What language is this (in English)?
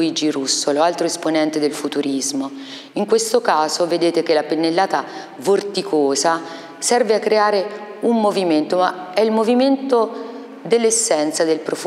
Italian